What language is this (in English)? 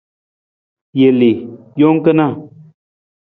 Nawdm